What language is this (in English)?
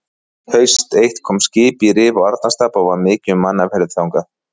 Icelandic